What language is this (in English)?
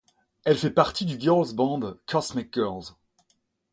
French